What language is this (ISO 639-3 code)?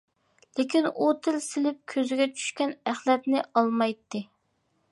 uig